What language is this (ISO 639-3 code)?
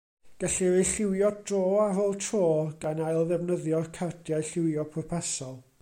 cym